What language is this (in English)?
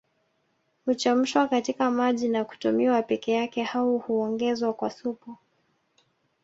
Swahili